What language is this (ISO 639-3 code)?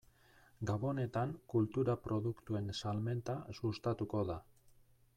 eus